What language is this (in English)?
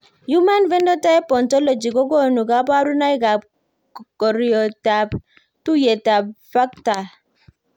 Kalenjin